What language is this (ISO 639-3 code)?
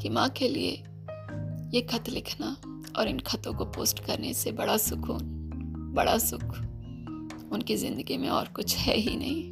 hin